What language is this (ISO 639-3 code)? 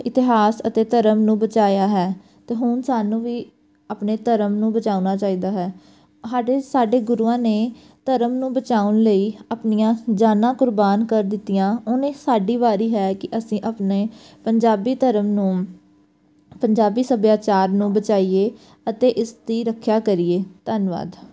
pan